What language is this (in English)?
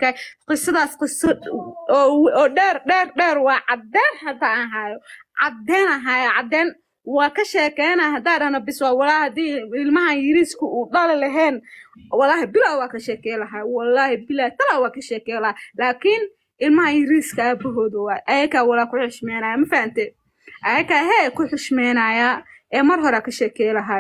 Arabic